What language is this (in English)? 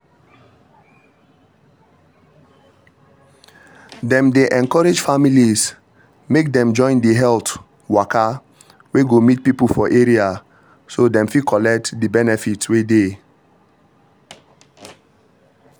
Nigerian Pidgin